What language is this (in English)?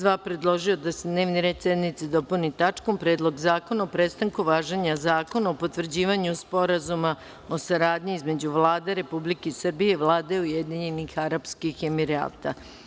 Serbian